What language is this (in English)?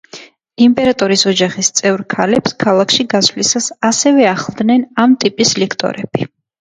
Georgian